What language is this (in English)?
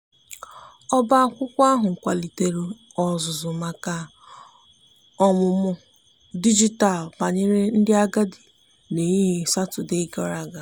Igbo